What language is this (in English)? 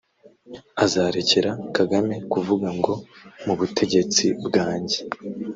Kinyarwanda